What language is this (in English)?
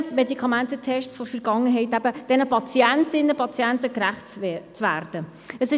Swiss German